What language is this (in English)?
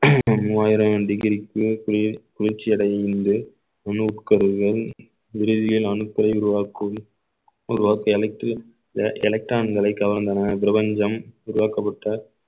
Tamil